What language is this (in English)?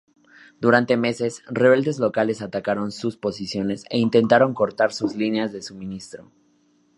Spanish